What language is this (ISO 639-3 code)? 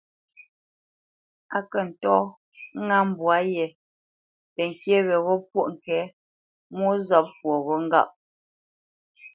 bce